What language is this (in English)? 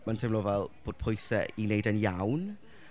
Welsh